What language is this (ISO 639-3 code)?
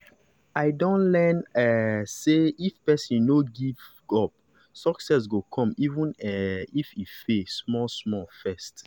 pcm